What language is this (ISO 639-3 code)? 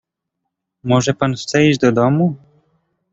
pol